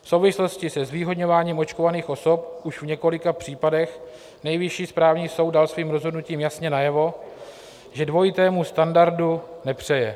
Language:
Czech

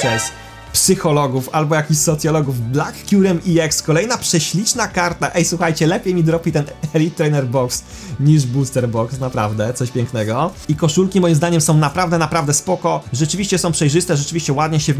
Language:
Polish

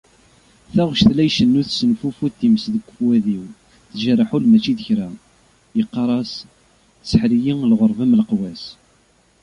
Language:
Kabyle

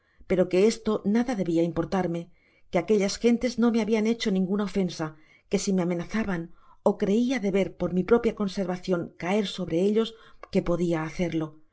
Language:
Spanish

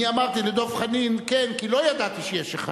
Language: Hebrew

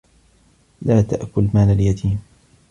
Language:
Arabic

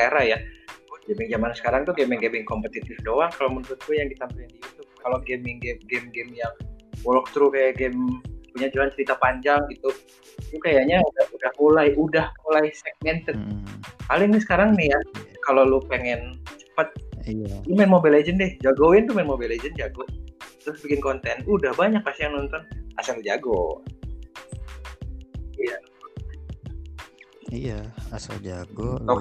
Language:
Indonesian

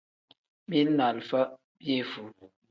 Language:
Tem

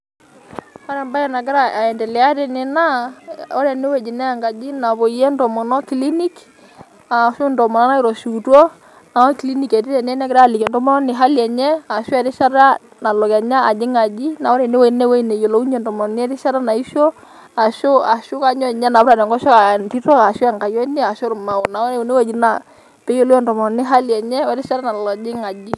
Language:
Masai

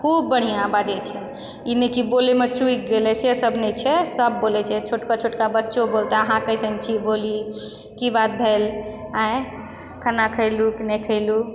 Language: Maithili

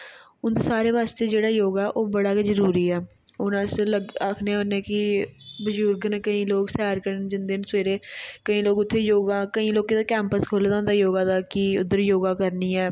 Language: Dogri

